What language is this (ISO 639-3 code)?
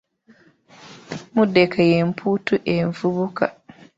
lug